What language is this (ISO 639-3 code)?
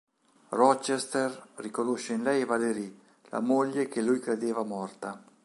ita